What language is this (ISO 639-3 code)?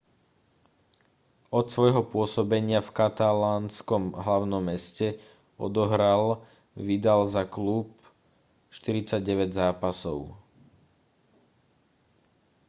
slk